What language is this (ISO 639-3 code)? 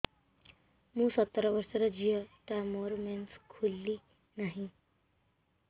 ori